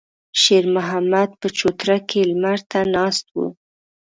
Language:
Pashto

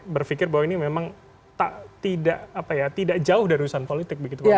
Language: Indonesian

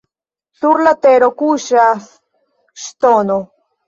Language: Esperanto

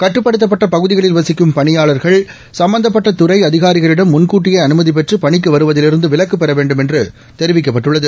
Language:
Tamil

